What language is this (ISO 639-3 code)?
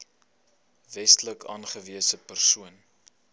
afr